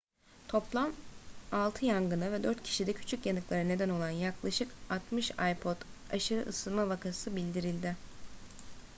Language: Turkish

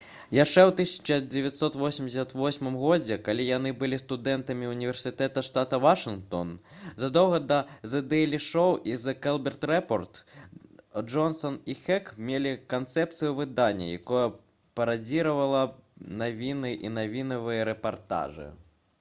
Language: Belarusian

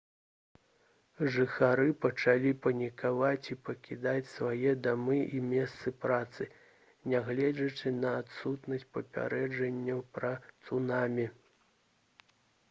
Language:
Belarusian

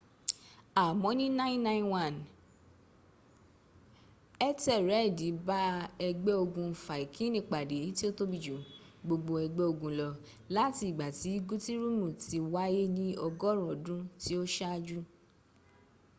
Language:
Yoruba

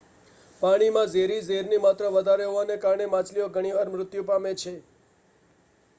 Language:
Gujarati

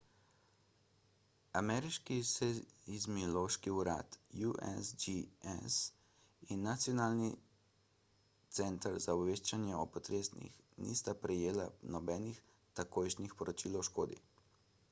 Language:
Slovenian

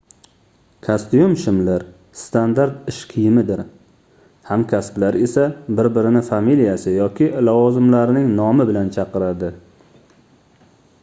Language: Uzbek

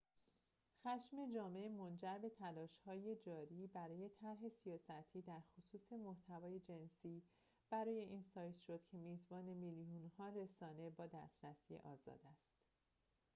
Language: Persian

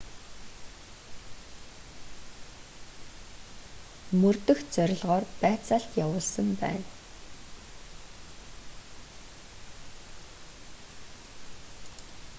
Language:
Mongolian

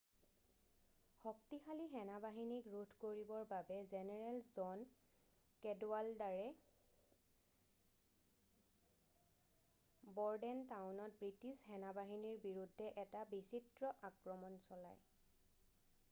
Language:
Assamese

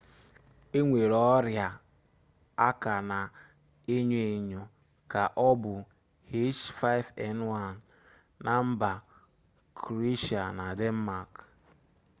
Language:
Igbo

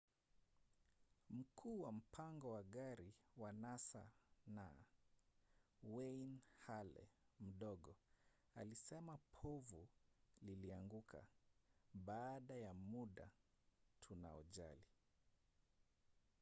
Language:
Swahili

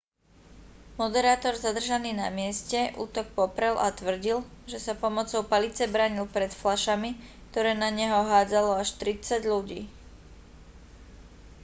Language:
Slovak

